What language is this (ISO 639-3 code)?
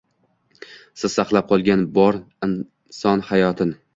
uzb